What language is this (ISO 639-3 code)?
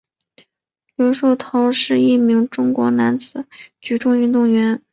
zho